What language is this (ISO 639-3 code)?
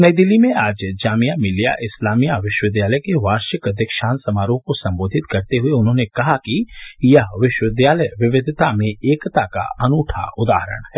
hin